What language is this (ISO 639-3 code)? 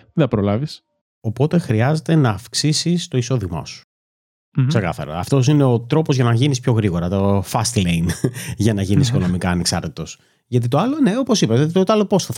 ell